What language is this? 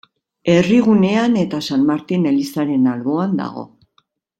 Basque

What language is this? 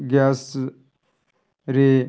Odia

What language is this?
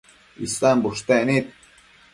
Matsés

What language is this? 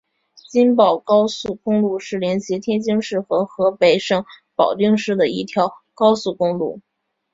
Chinese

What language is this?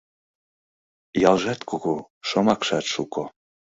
Mari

